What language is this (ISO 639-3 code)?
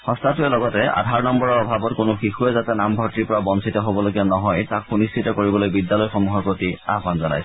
asm